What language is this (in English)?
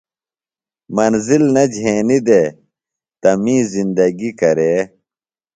Phalura